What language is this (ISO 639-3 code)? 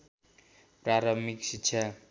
nep